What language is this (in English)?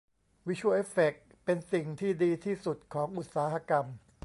Thai